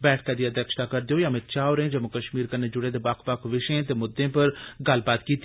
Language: Dogri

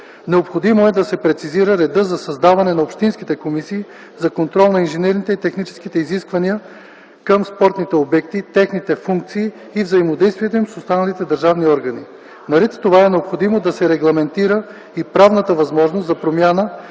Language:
Bulgarian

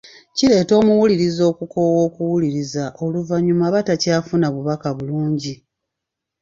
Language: Ganda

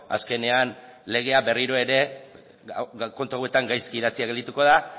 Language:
Basque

